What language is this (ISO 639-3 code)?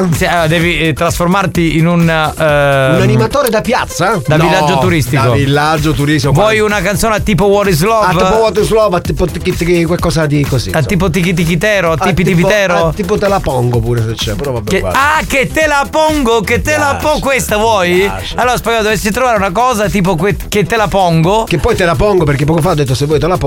ita